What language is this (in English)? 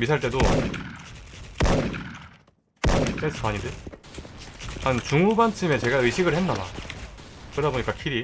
Korean